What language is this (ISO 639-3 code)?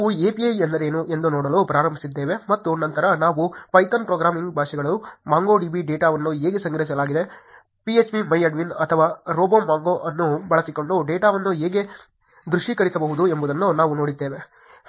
kan